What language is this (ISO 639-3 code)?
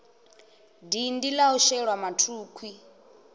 ven